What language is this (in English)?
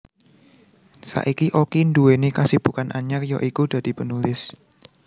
Javanese